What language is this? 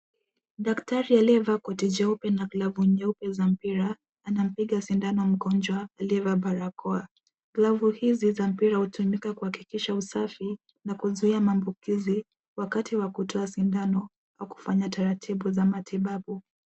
Swahili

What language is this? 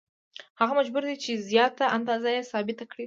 Pashto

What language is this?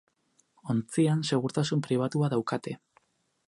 Basque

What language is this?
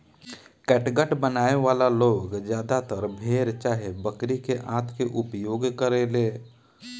Bhojpuri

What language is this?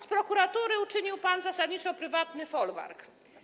Polish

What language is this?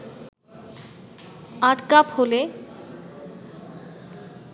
Bangla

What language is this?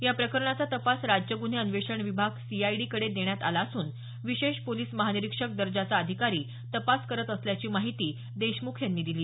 Marathi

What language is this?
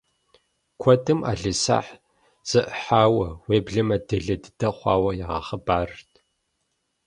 Kabardian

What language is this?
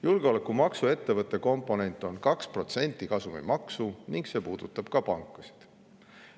Estonian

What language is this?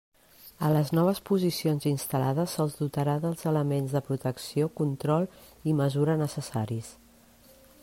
Catalan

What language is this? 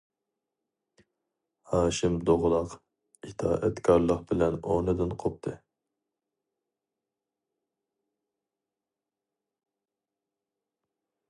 Uyghur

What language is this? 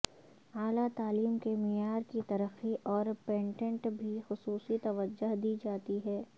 Urdu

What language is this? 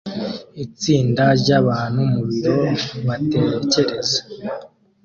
Kinyarwanda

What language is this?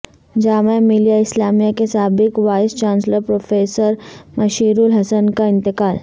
Urdu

